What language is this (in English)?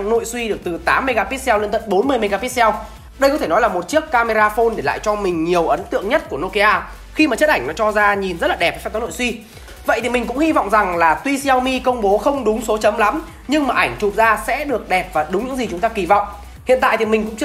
Vietnamese